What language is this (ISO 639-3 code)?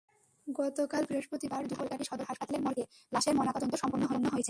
ben